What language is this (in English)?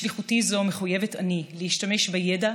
Hebrew